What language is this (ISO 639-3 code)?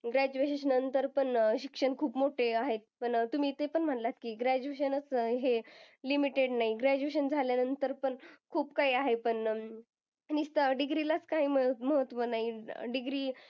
mar